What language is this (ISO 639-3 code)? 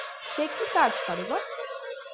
ben